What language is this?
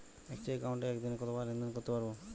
Bangla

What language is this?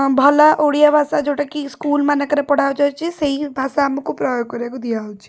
Odia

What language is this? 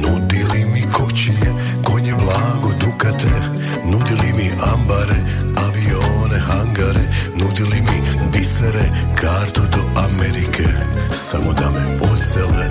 Croatian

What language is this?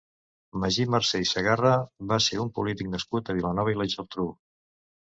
Catalan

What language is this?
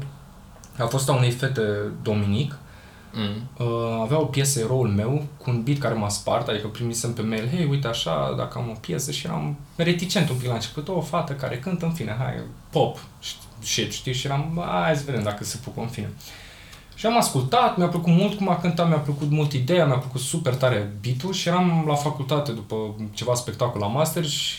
Romanian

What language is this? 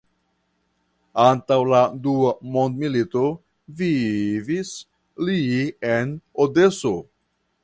Esperanto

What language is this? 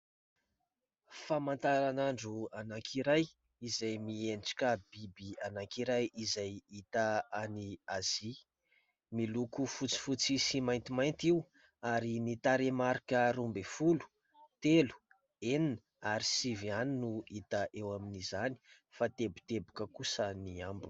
Malagasy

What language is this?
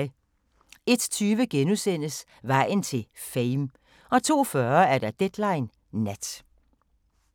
Danish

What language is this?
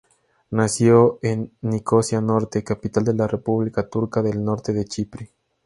Spanish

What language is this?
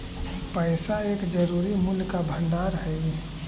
Magahi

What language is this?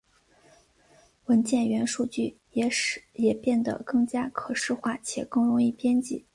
Chinese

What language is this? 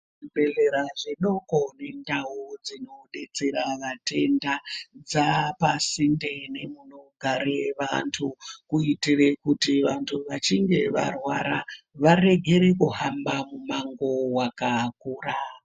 Ndau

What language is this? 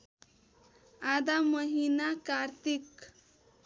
Nepali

